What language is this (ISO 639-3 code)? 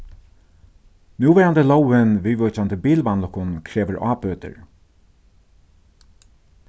fao